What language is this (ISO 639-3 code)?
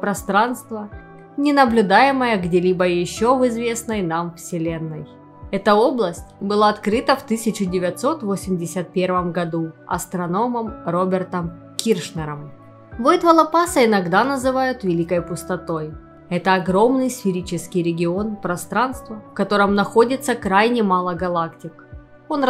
rus